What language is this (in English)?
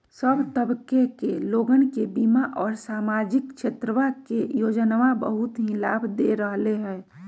Magahi